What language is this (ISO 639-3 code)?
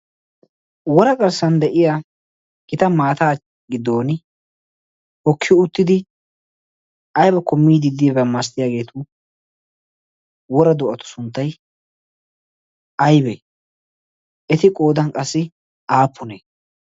wal